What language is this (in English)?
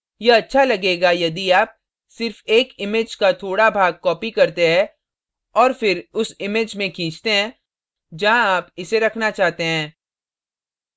Hindi